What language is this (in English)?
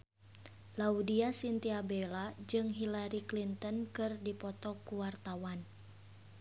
Sundanese